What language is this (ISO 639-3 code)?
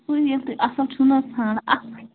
kas